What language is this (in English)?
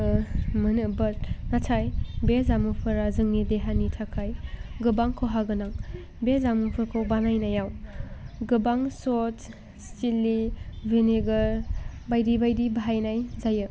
Bodo